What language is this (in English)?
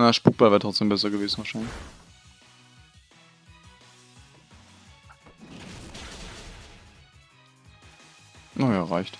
German